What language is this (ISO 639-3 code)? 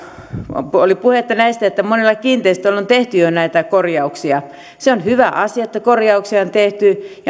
fin